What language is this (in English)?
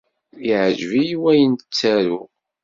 Kabyle